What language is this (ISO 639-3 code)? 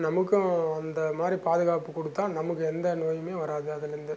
tam